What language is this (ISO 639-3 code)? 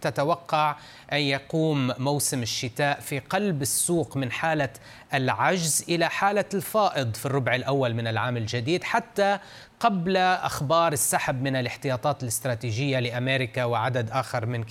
ara